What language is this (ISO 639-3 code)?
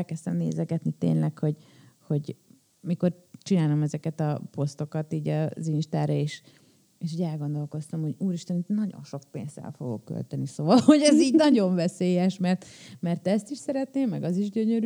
hun